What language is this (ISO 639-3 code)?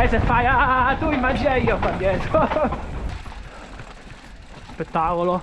ita